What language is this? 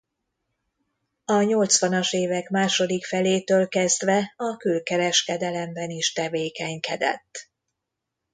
Hungarian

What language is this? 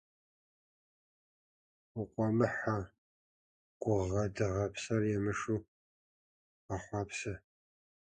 Kabardian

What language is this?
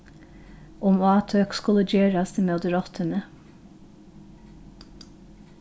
Faroese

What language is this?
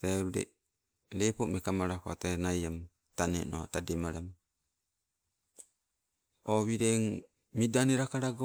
Sibe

